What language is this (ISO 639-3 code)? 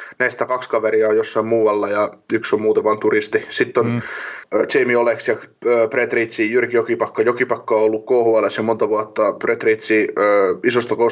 fin